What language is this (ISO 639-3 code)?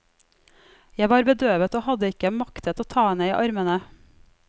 nor